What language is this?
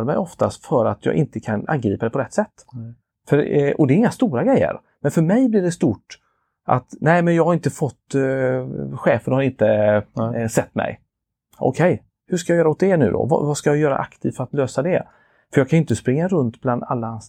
Swedish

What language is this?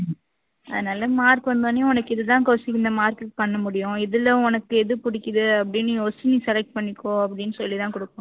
Tamil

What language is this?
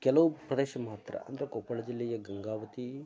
Kannada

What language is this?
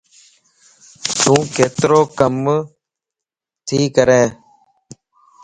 Lasi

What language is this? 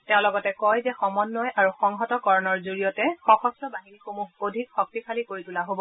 Assamese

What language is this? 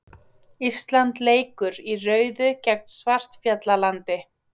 Icelandic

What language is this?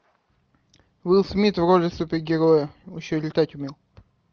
Russian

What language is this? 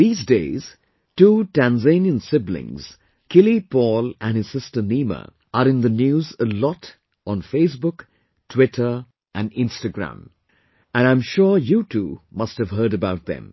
English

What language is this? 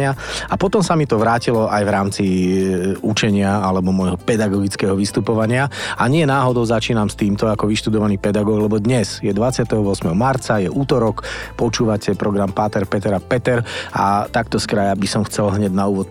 Slovak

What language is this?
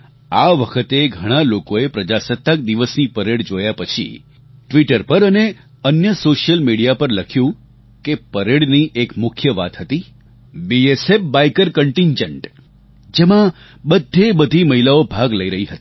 Gujarati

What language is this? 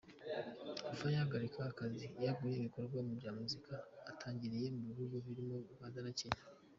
Kinyarwanda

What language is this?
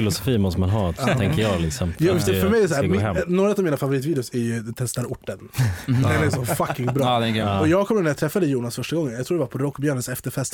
Swedish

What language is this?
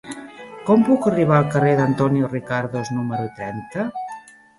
Catalan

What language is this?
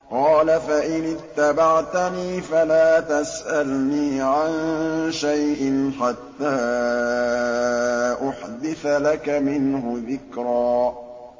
Arabic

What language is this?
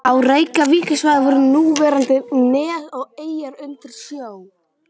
Icelandic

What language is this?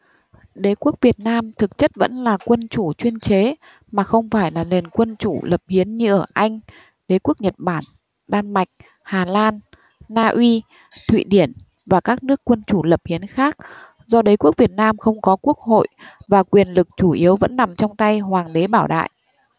Vietnamese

